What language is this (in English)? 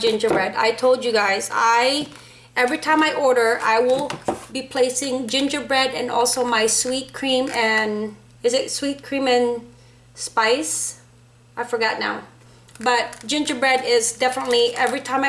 English